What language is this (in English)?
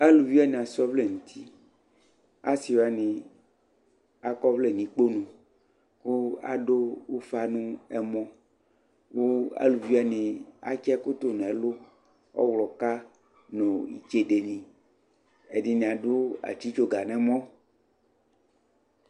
Ikposo